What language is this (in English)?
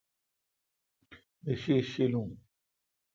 Kalkoti